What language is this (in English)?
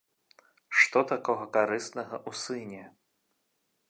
Belarusian